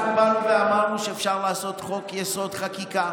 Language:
Hebrew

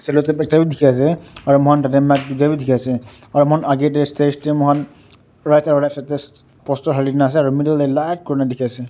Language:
Naga Pidgin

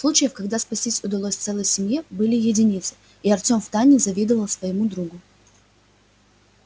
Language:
Russian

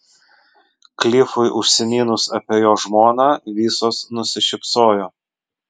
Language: Lithuanian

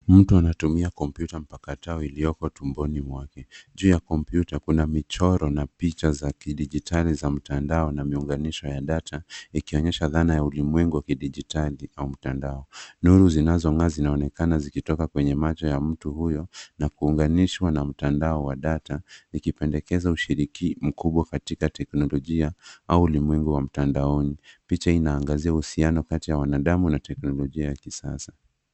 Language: Swahili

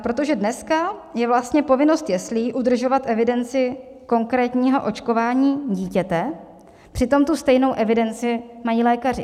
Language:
Czech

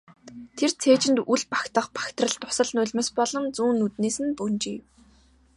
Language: Mongolian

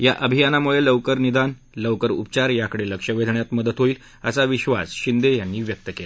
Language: Marathi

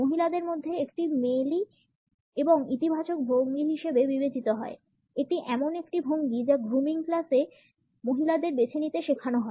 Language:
Bangla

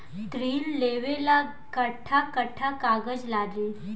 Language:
Bhojpuri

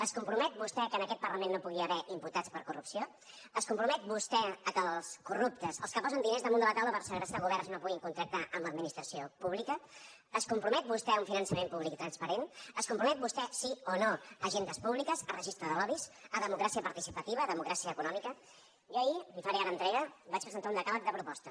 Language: Catalan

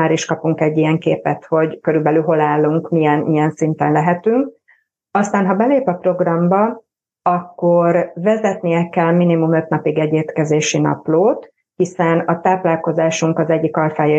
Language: Hungarian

